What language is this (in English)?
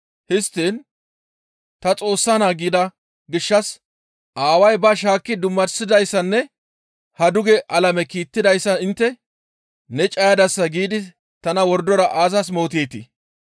Gamo